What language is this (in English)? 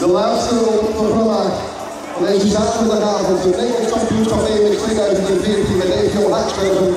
Dutch